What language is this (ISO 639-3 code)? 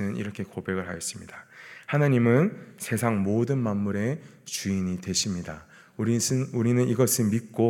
kor